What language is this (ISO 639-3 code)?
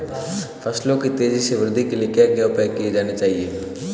hin